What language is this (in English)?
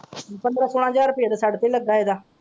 Punjabi